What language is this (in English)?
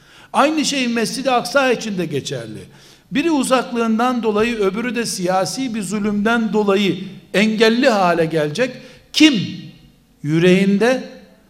Turkish